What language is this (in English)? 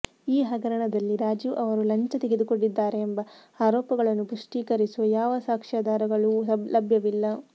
Kannada